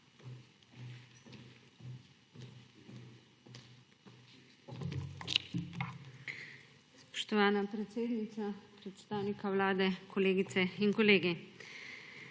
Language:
Slovenian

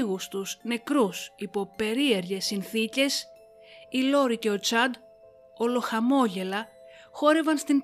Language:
Greek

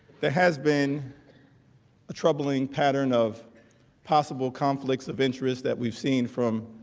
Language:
English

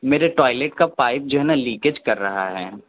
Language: Urdu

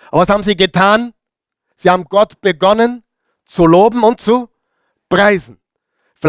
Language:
German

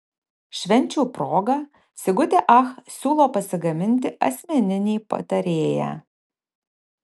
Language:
Lithuanian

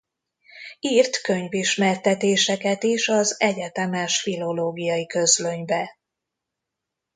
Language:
Hungarian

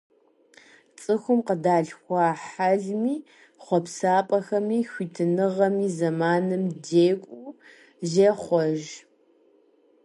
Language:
Kabardian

